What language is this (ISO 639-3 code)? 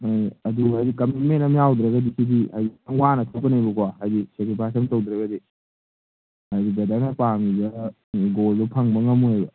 mni